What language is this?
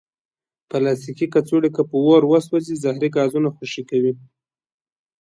Pashto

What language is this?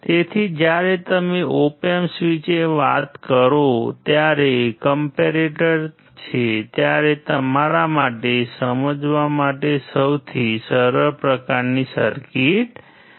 Gujarati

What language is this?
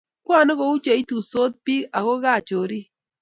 Kalenjin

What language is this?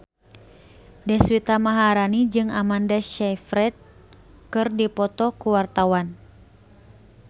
Sundanese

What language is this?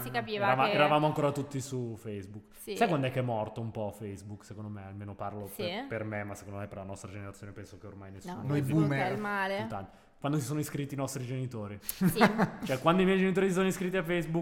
Italian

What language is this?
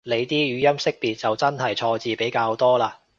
Cantonese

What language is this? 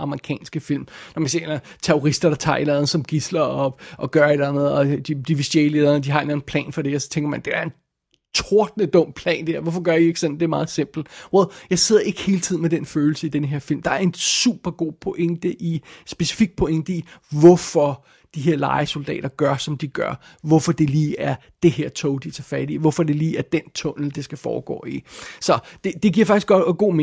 Danish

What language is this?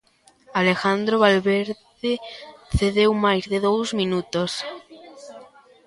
Galician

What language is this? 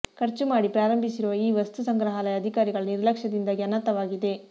Kannada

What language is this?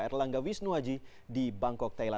Indonesian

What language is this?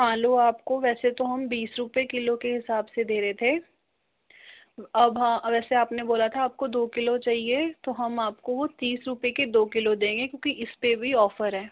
Hindi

